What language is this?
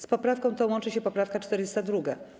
Polish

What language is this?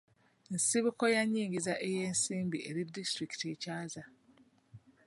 Ganda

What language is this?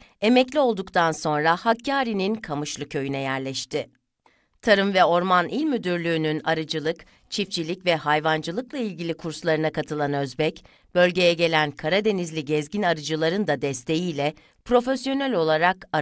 Turkish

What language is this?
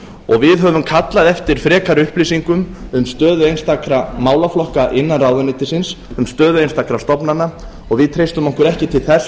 Icelandic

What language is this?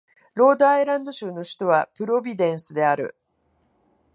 Japanese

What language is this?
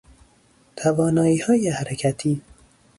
Persian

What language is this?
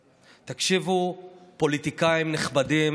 Hebrew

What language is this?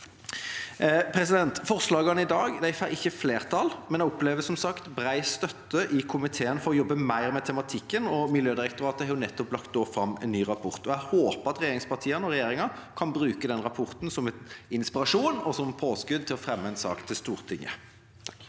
Norwegian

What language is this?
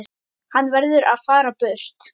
Icelandic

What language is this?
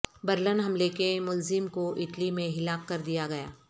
Urdu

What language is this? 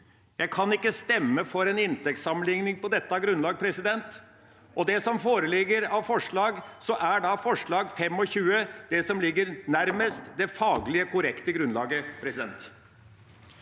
Norwegian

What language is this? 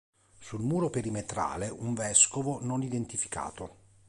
Italian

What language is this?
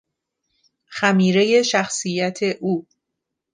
Persian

